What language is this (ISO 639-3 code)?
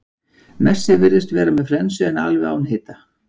isl